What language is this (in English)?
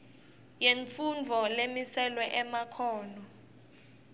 Swati